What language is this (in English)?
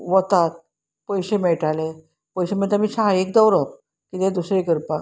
Konkani